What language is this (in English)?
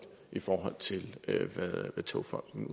Danish